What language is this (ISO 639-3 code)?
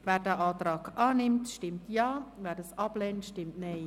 gsw